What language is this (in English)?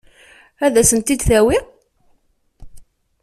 Kabyle